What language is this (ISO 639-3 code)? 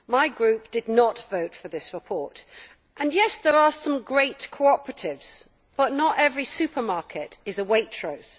eng